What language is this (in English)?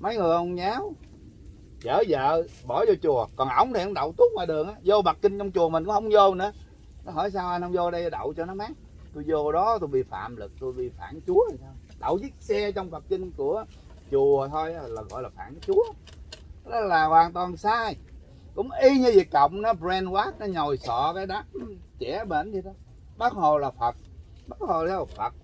Vietnamese